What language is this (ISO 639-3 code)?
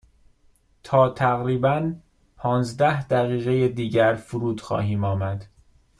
fas